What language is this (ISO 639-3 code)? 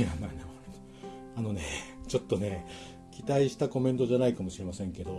jpn